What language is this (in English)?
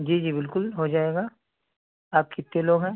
Urdu